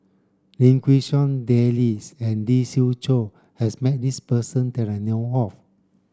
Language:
English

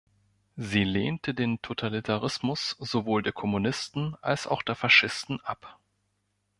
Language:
German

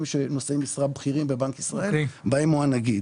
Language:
Hebrew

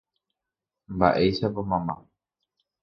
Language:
Guarani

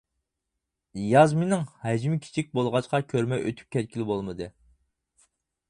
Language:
Uyghur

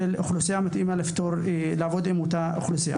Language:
Hebrew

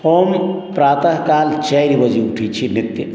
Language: Maithili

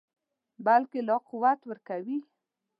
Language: Pashto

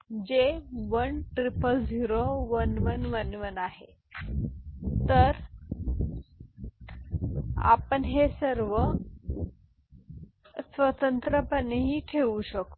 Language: Marathi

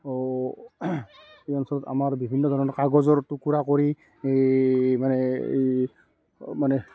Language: Assamese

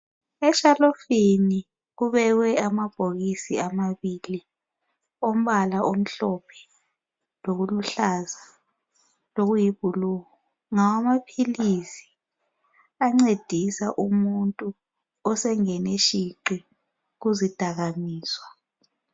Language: North Ndebele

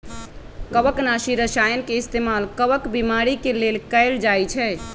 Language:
Magahi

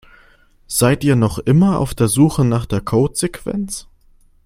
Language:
German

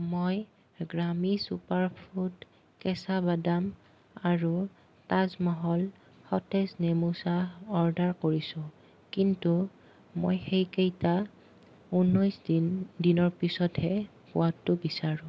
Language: Assamese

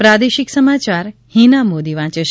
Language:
Gujarati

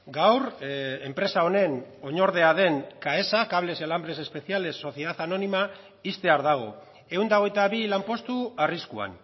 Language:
Basque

